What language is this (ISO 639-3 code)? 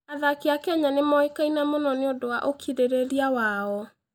kik